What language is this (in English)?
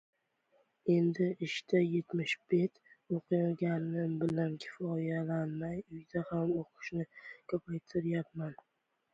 Uzbek